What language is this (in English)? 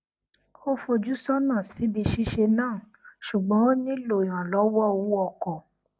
Yoruba